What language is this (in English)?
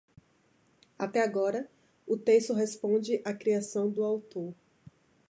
Portuguese